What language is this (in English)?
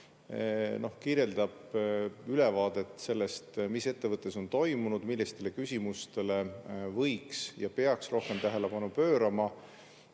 Estonian